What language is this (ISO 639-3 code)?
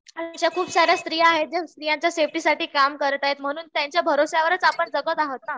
mar